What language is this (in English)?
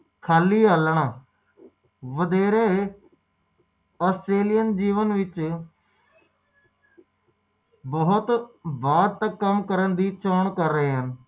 Punjabi